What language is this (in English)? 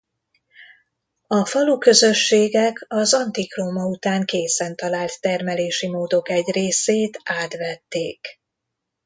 Hungarian